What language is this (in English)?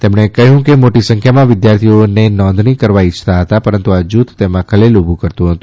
Gujarati